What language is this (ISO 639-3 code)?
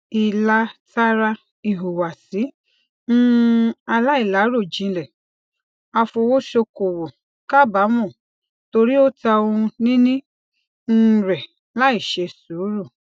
yor